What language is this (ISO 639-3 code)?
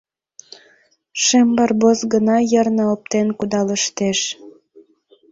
chm